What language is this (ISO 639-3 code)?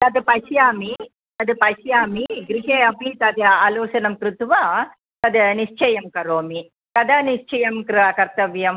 san